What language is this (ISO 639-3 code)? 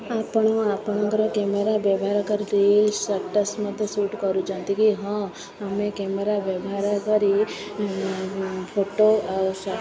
ori